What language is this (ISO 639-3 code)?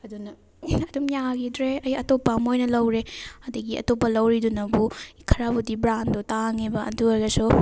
mni